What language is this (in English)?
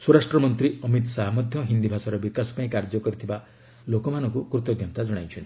Odia